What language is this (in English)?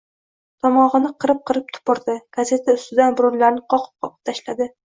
Uzbek